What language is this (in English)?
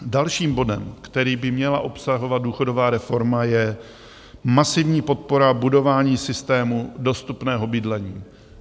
Czech